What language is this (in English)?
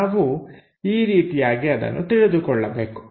Kannada